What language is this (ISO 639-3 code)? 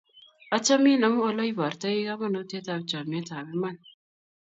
kln